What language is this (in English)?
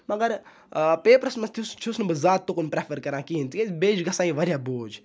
Kashmiri